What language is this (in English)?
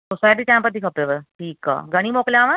Sindhi